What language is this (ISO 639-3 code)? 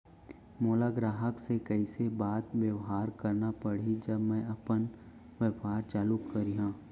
hne